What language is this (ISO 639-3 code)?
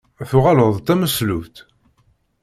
kab